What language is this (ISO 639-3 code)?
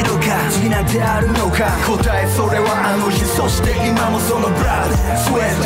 jpn